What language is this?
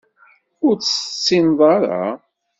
Kabyle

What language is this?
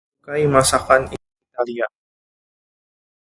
Indonesian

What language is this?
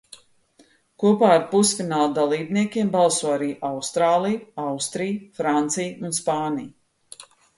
Latvian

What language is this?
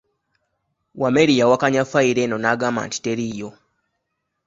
Ganda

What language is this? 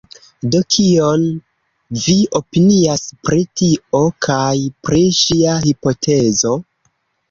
Esperanto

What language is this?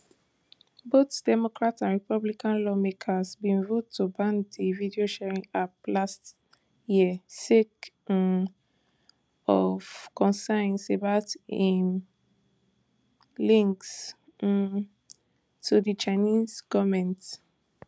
Nigerian Pidgin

